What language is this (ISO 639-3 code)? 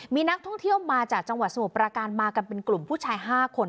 tha